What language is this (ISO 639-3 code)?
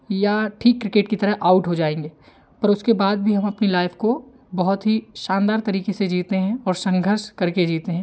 hin